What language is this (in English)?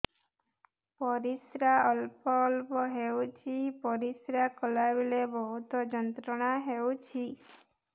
Odia